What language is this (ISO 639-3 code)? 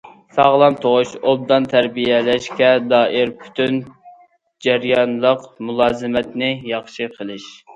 uig